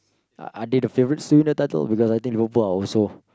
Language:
English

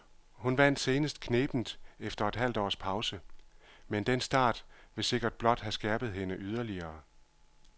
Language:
Danish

